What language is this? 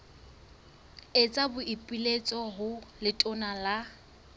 Southern Sotho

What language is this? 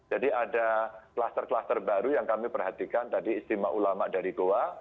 Indonesian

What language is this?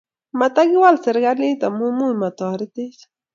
Kalenjin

